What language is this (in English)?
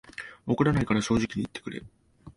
Japanese